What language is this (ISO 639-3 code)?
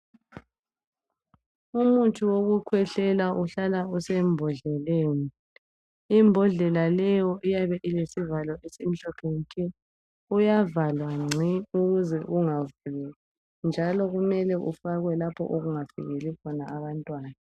nde